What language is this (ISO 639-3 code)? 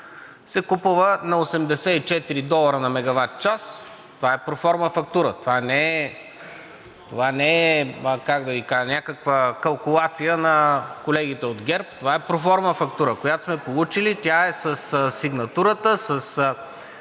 bul